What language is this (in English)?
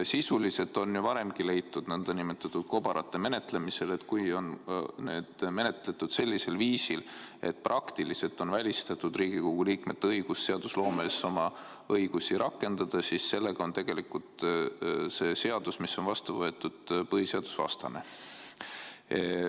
Estonian